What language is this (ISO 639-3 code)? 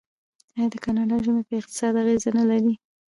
pus